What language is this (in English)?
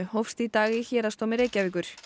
Icelandic